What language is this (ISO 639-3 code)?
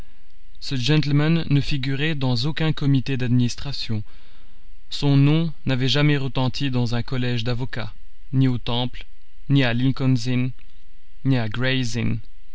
fra